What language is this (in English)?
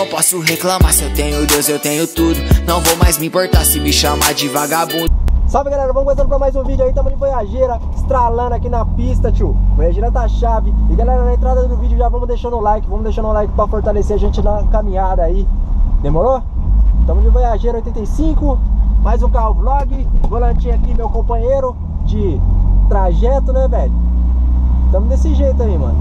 Portuguese